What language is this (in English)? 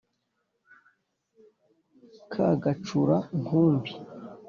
Kinyarwanda